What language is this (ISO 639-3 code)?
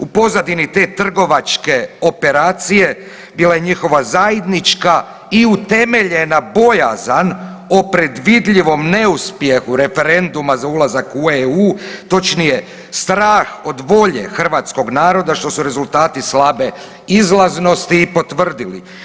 hrv